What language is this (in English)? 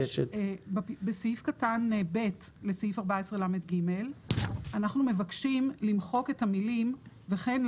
Hebrew